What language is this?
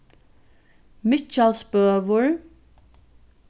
Faroese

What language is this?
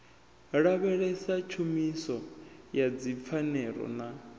Venda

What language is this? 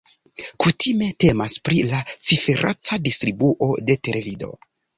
Esperanto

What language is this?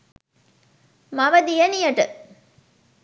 Sinhala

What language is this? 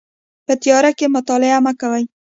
Pashto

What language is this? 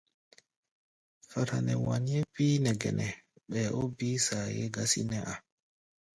Gbaya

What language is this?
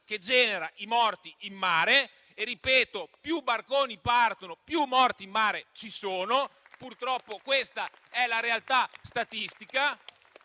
Italian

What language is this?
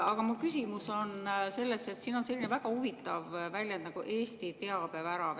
Estonian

